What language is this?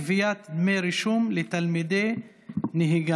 Hebrew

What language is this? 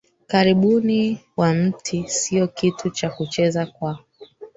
Swahili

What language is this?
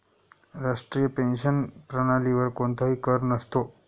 Marathi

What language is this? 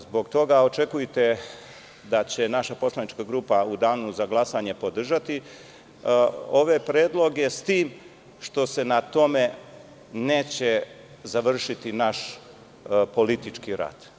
Serbian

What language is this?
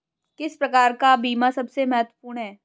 Hindi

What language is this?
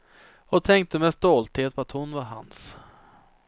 Swedish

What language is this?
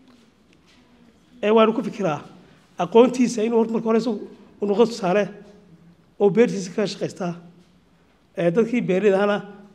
Arabic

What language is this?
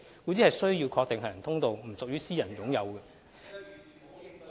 Cantonese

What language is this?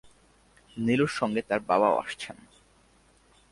Bangla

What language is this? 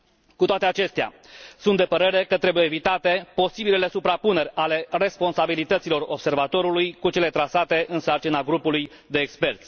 Romanian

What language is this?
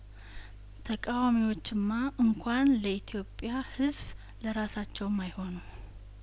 Amharic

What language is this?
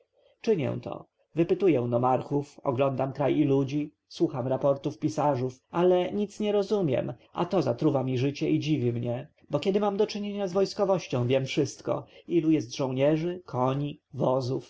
Polish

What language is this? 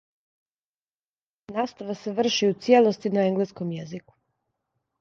Serbian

